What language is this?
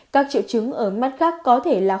Vietnamese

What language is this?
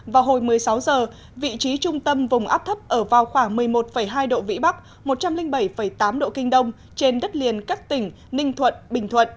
Vietnamese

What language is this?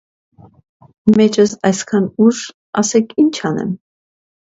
Armenian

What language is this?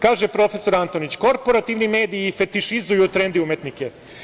Serbian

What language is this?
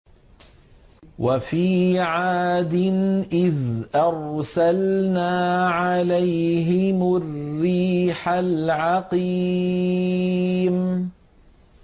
Arabic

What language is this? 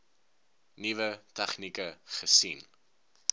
Afrikaans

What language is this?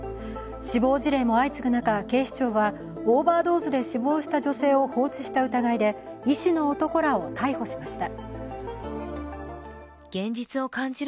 Japanese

